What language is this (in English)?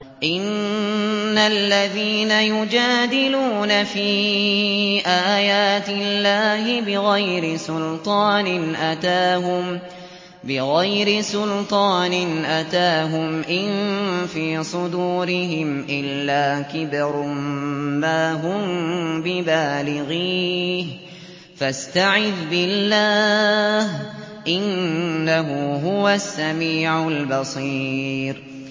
Arabic